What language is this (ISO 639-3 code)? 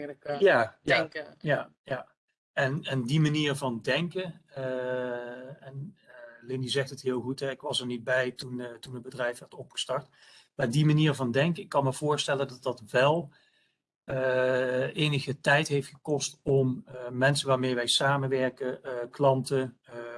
nld